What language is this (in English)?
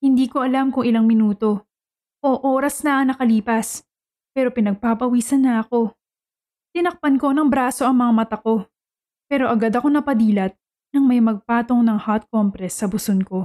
Filipino